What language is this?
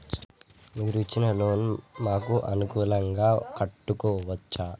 Telugu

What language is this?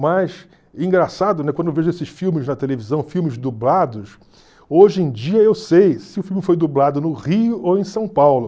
Portuguese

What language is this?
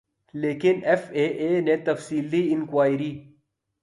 Urdu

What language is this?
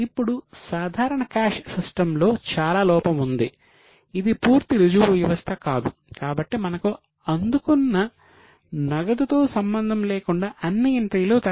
Telugu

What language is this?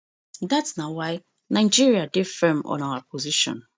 Nigerian Pidgin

